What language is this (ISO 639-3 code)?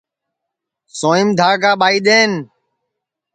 ssi